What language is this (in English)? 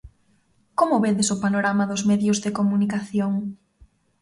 Galician